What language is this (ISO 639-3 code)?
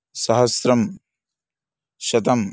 san